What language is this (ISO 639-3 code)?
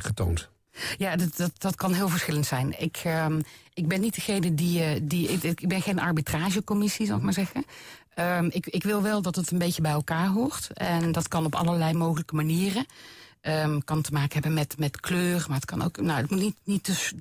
nld